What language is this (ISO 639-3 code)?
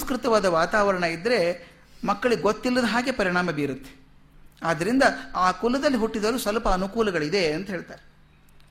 kan